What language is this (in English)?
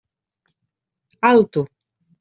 Catalan